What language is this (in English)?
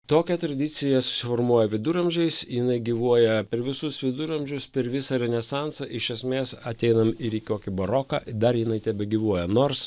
Lithuanian